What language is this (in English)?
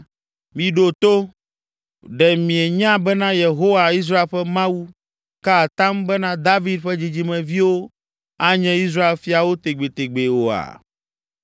Ewe